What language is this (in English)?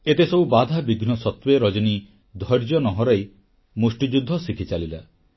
Odia